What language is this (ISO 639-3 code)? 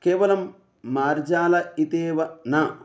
san